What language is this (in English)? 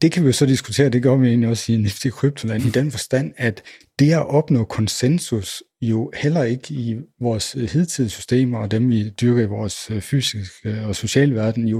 Danish